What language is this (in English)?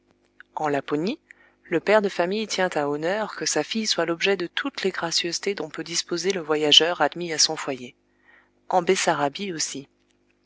French